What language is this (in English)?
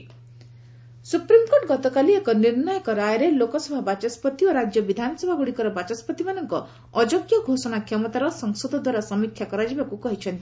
Odia